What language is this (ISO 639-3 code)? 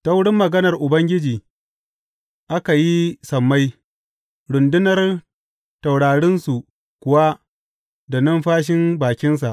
hau